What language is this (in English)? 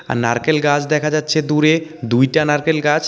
Bangla